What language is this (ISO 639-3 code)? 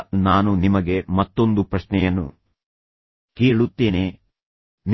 kan